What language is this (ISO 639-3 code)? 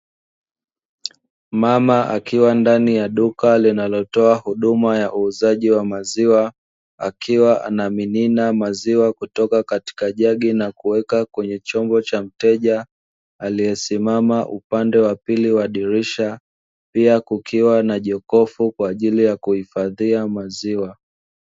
swa